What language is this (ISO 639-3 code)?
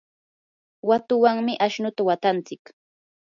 qur